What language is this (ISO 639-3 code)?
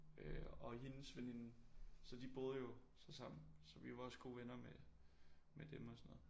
dan